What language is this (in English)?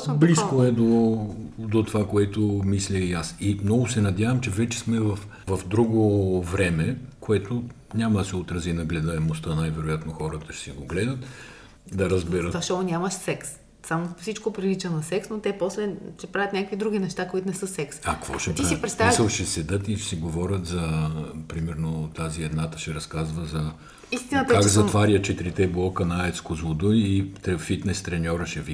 Bulgarian